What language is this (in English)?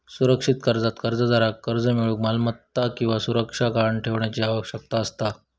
Marathi